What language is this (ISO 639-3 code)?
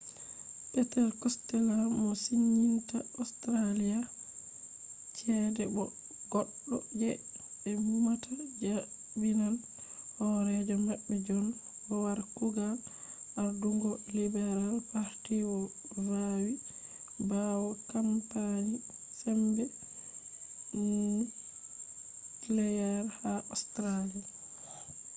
ful